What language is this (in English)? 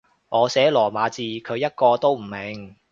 Cantonese